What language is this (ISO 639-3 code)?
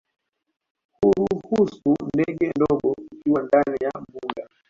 swa